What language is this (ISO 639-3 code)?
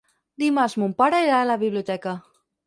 cat